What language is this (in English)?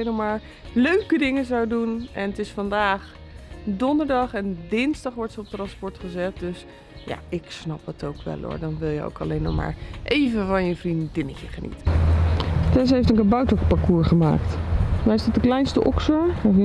Dutch